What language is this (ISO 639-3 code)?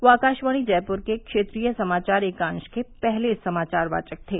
hin